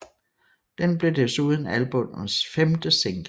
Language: Danish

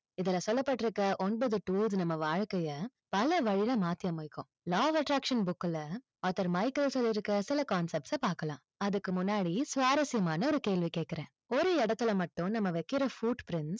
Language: Tamil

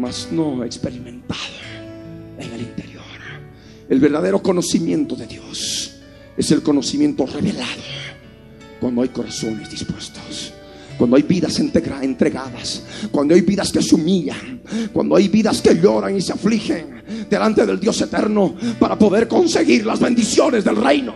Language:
Spanish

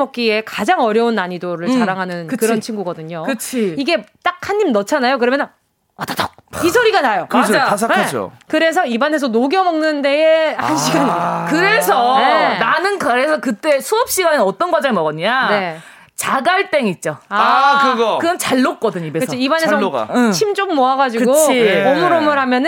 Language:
Korean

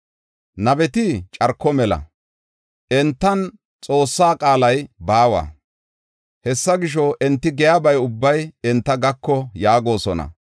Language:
Gofa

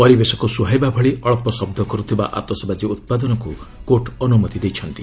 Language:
Odia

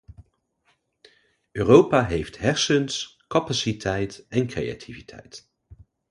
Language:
Dutch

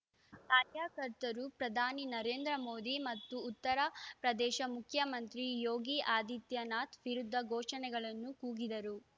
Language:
Kannada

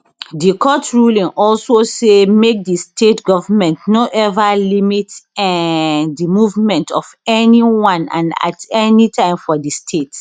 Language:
Nigerian Pidgin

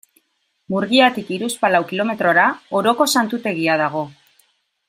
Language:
Basque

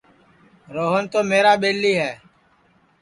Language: Sansi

